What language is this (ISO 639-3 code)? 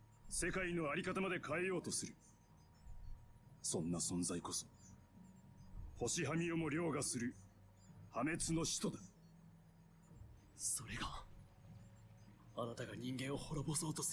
deu